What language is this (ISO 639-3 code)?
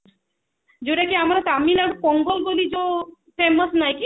ori